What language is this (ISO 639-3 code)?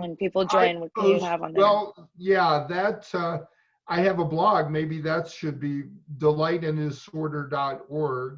eng